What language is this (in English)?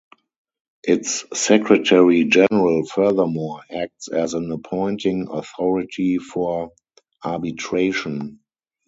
English